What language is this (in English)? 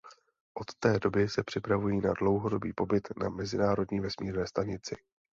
Czech